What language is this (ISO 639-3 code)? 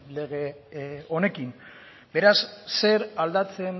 eus